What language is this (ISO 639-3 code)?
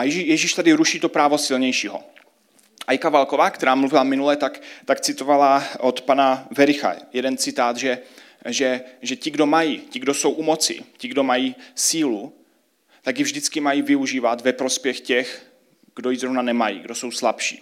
ces